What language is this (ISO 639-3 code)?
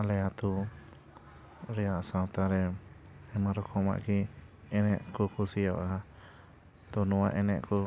sat